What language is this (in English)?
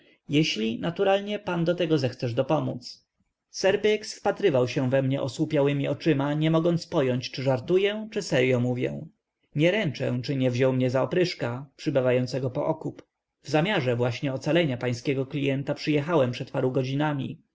Polish